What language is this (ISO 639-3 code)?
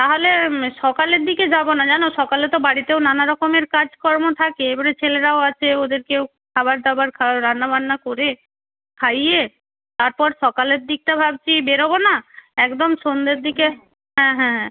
ben